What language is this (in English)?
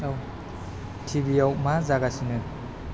Bodo